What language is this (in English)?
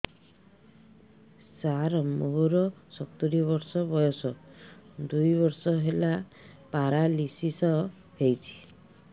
Odia